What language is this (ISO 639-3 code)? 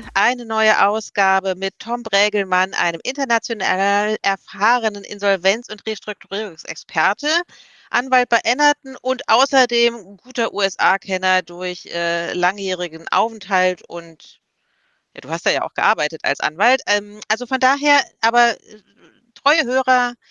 deu